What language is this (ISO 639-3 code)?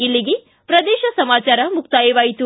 kan